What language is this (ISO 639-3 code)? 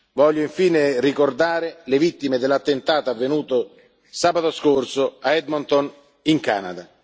ita